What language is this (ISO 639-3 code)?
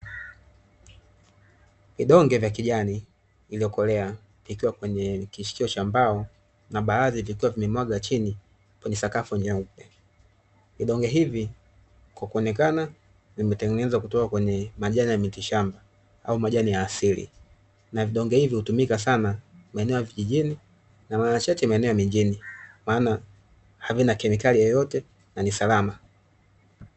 swa